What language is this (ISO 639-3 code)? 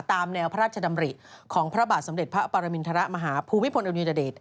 tha